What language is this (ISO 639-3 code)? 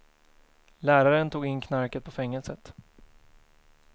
swe